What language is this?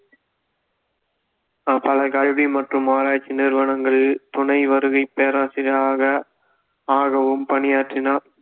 Tamil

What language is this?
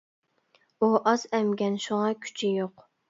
Uyghur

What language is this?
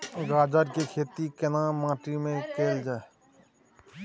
Maithili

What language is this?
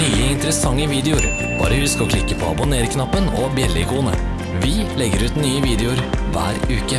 Norwegian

